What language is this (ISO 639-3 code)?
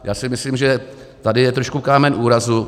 ces